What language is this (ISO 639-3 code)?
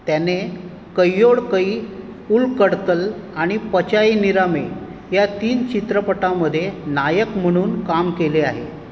mar